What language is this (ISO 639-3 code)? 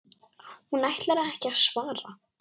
isl